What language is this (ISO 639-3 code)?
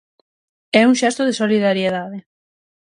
glg